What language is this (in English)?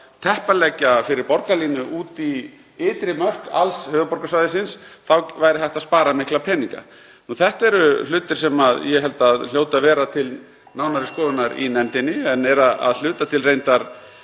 Icelandic